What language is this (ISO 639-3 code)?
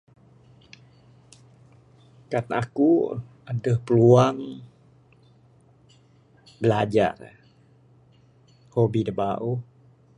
sdo